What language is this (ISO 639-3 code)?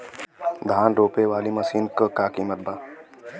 bho